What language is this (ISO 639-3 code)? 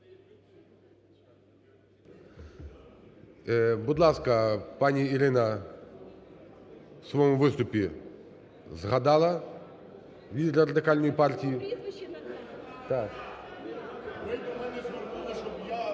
ukr